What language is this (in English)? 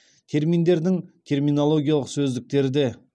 Kazakh